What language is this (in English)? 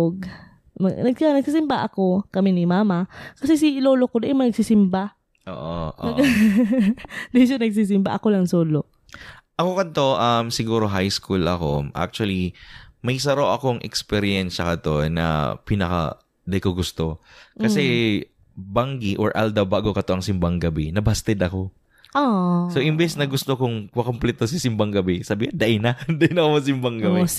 Filipino